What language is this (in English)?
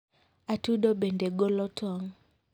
Luo (Kenya and Tanzania)